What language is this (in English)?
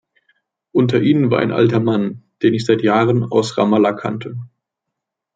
German